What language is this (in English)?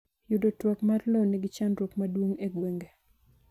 Luo (Kenya and Tanzania)